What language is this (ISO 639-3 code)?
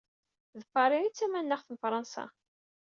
kab